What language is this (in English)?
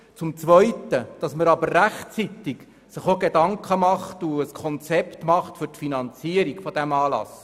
Swiss German